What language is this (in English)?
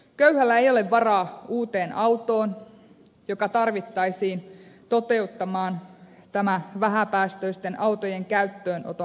Finnish